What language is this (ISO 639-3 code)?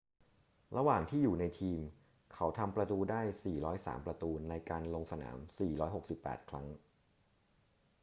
tha